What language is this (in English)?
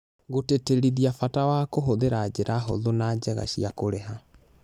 Kikuyu